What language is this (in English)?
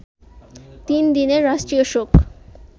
Bangla